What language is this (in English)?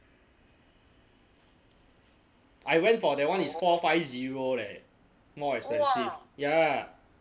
English